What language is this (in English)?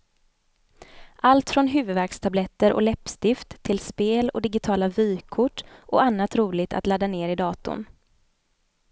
Swedish